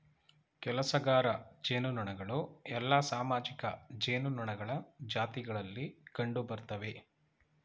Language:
Kannada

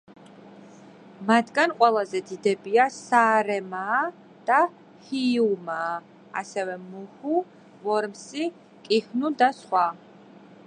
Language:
Georgian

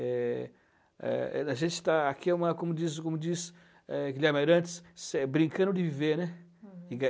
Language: Portuguese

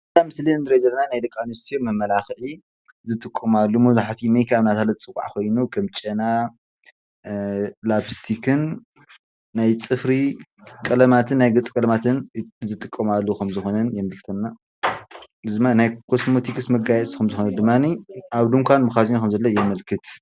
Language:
Tigrinya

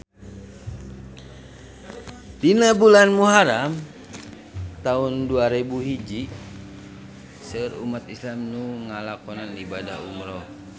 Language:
Sundanese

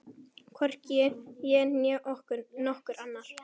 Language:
Icelandic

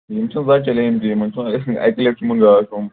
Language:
Kashmiri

